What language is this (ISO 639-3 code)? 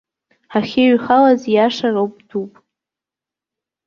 abk